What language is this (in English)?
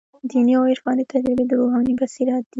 Pashto